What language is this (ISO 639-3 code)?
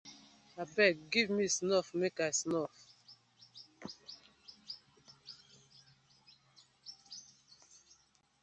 pcm